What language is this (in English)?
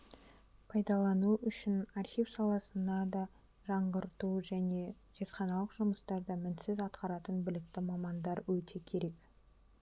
Kazakh